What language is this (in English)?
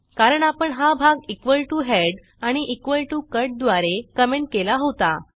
Marathi